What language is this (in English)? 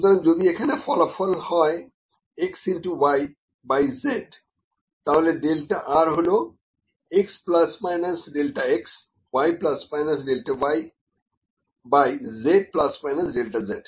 Bangla